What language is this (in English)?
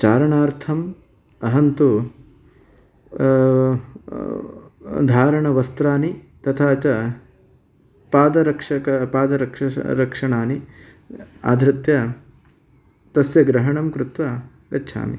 Sanskrit